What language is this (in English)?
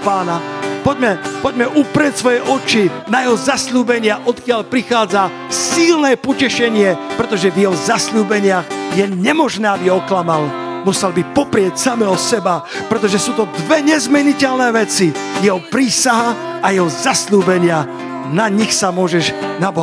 Slovak